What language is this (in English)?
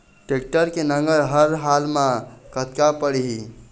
Chhattisgarhi